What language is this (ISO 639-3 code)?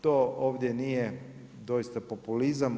hrv